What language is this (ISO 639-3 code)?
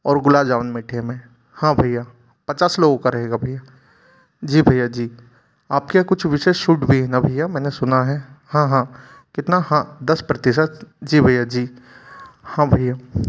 hin